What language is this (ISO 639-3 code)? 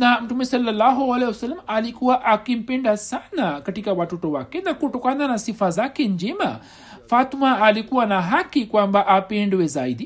swa